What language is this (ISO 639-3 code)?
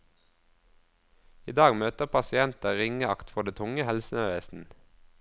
nor